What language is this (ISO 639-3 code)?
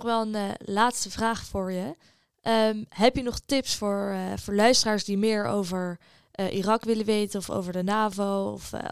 nld